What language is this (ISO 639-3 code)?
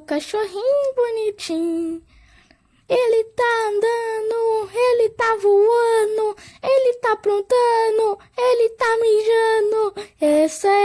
por